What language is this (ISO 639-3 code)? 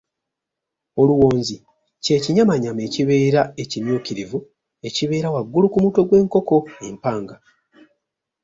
lug